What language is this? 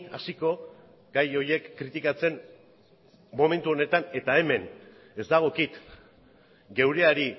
Basque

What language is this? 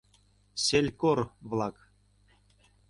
Mari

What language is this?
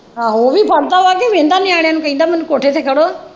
Punjabi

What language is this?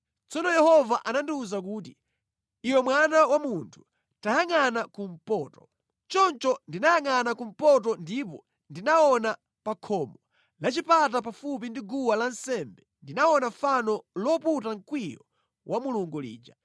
Nyanja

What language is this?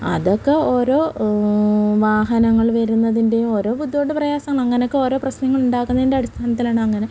Malayalam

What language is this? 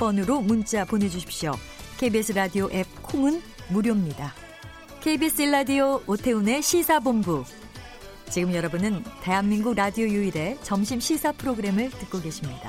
Korean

